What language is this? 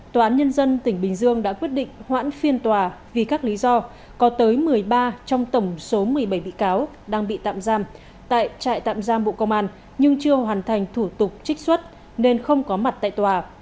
Vietnamese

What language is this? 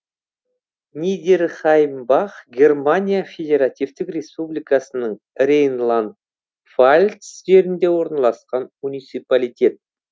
Kazakh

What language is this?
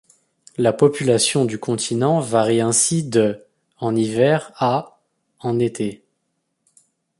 French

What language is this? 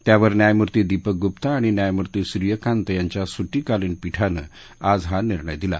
Marathi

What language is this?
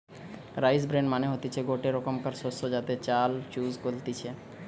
Bangla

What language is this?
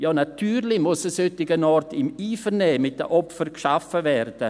Swiss German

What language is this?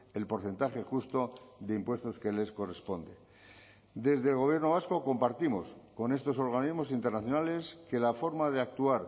Spanish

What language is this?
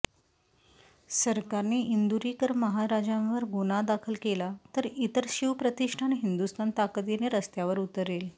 Marathi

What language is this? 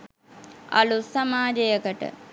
Sinhala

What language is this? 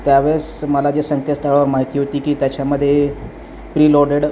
Marathi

